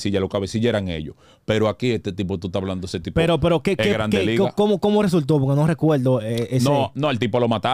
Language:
Spanish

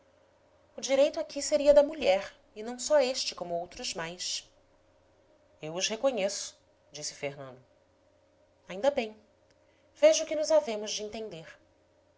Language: Portuguese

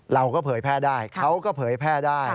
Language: Thai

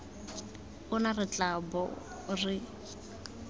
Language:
Tswana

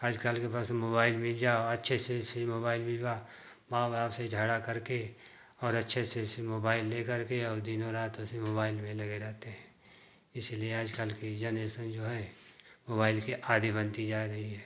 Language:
Hindi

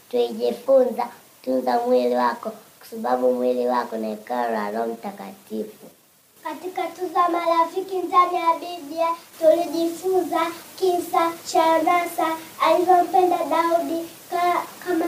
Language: Swahili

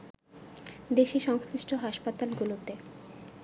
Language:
Bangla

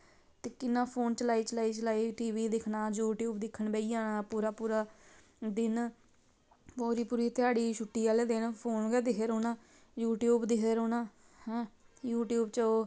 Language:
Dogri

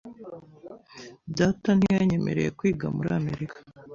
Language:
Kinyarwanda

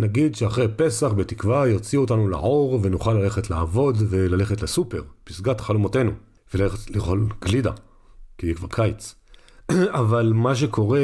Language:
Hebrew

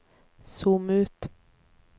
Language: Norwegian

